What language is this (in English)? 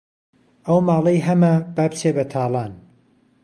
Central Kurdish